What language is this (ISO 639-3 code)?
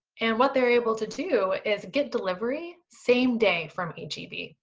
eng